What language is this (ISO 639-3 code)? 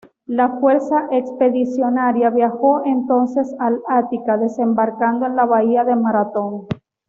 spa